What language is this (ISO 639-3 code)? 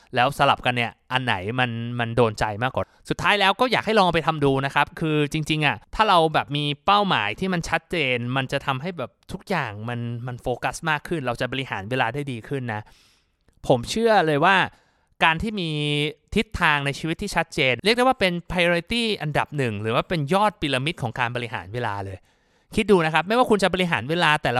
tha